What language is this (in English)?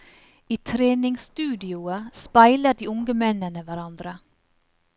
Norwegian